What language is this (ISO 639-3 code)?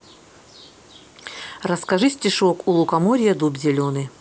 rus